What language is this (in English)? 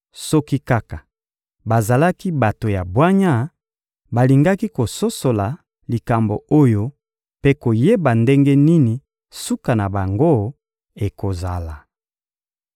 Lingala